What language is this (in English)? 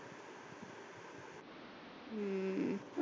Punjabi